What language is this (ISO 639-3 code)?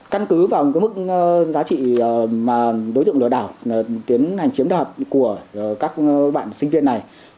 vie